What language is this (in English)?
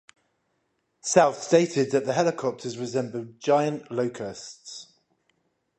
English